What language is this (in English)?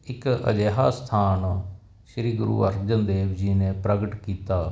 Punjabi